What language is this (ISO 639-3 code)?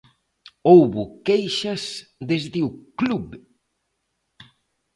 glg